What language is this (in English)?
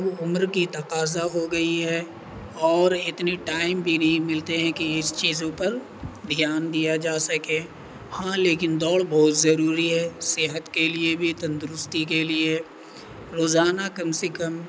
Urdu